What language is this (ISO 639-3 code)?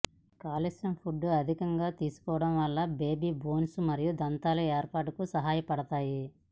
tel